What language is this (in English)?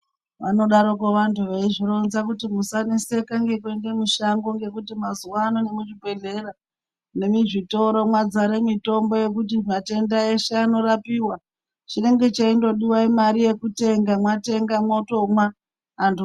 Ndau